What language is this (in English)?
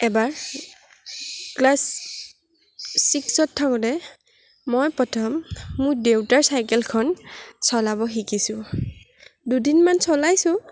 Assamese